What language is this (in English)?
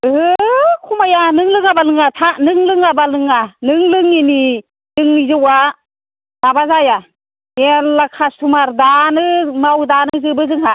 Bodo